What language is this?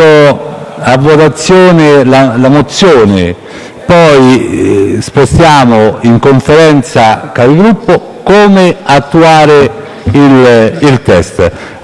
Italian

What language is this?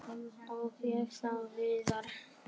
Icelandic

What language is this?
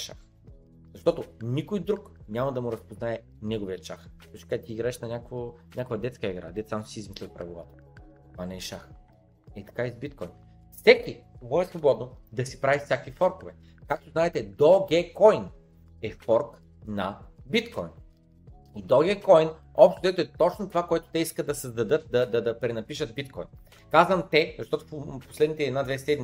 Bulgarian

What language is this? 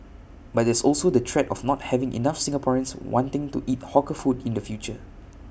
English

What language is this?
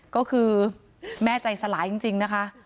Thai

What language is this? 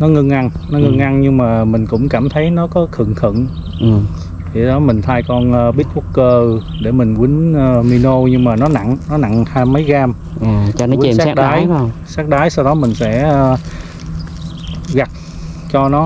Vietnamese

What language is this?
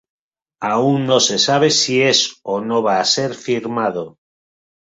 Spanish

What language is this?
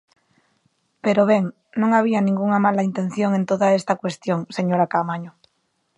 Galician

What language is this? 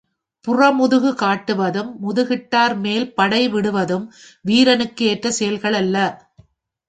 Tamil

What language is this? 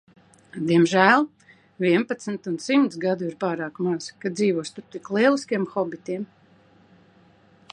Latvian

